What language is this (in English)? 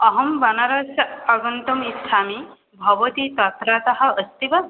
Sanskrit